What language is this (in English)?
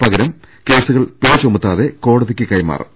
Malayalam